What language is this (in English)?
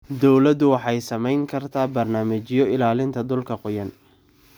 Somali